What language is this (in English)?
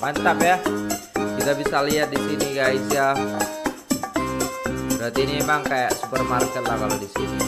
Indonesian